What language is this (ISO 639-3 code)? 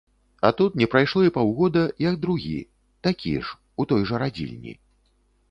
bel